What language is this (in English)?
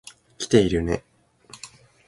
Japanese